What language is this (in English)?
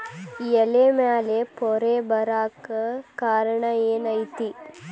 Kannada